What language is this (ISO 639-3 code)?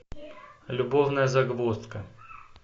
rus